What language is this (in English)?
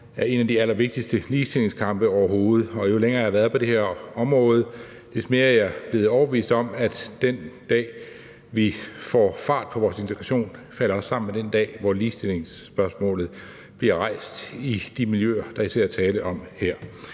Danish